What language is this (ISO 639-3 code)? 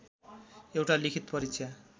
nep